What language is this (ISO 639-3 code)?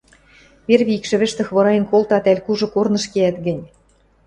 mrj